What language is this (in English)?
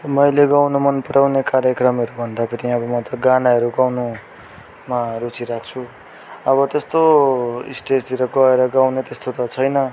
Nepali